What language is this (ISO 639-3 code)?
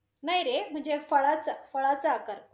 mar